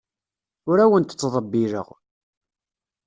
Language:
Kabyle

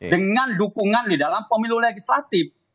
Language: Indonesian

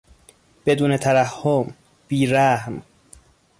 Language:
Persian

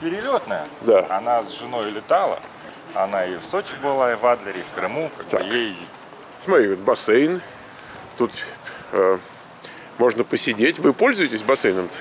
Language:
Russian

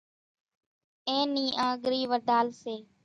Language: Kachi Koli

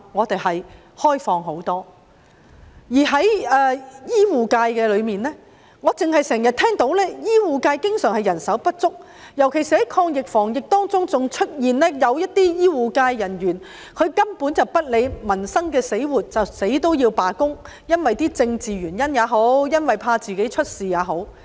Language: Cantonese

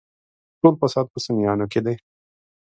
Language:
Pashto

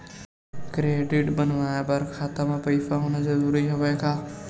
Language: Chhattisgarhi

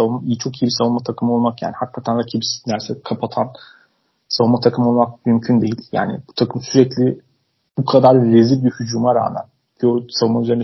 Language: Turkish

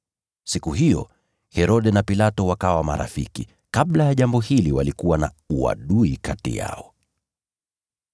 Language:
Swahili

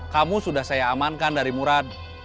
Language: Indonesian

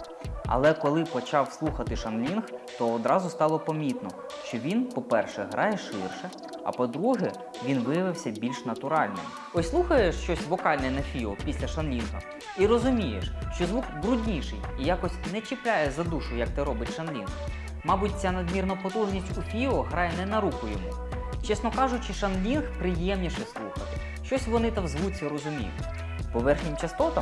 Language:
Ukrainian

